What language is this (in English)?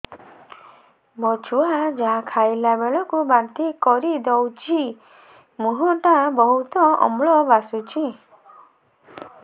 Odia